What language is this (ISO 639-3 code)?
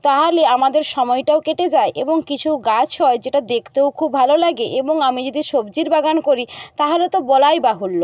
ben